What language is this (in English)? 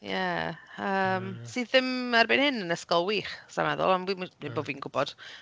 Welsh